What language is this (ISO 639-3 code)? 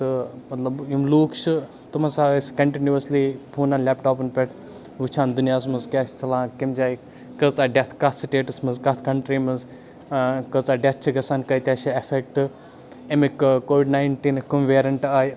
kas